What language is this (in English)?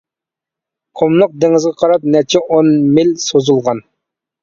Uyghur